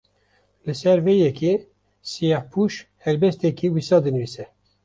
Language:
Kurdish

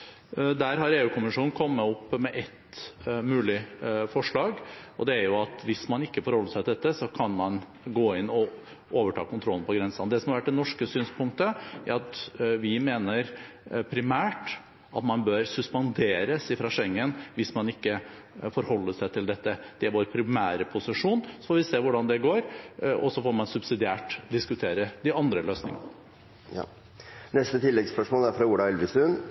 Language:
Norwegian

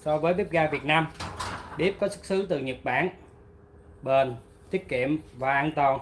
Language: Vietnamese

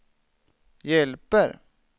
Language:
Swedish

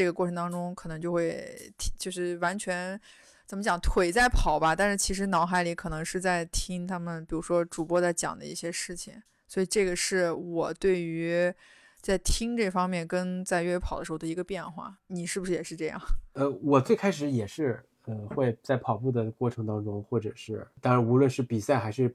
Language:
Chinese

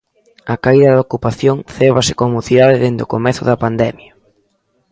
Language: Galician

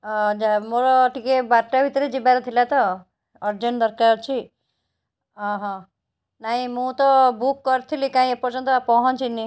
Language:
Odia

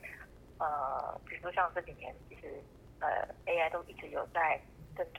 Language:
Chinese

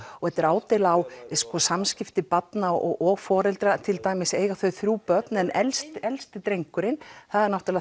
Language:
Icelandic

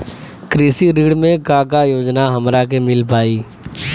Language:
Bhojpuri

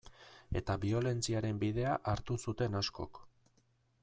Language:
Basque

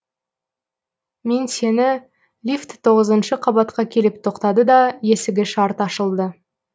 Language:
Kazakh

